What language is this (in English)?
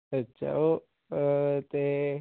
Punjabi